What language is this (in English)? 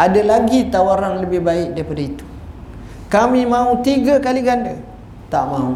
Malay